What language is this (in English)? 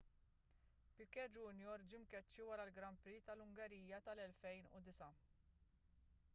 Maltese